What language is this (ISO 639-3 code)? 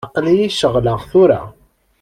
kab